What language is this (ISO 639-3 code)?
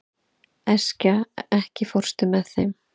isl